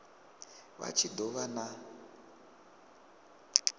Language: Venda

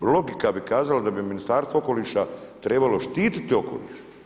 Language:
Croatian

